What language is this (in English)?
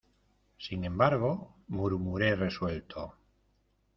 Spanish